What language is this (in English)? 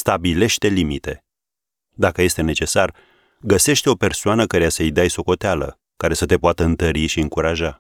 Romanian